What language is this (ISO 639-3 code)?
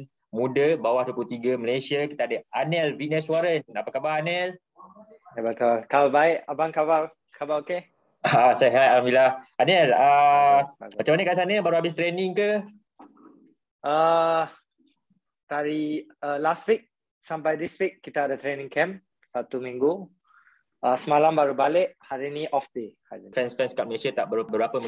msa